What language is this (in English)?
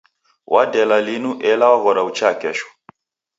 Taita